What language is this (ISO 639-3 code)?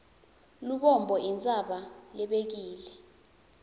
ssw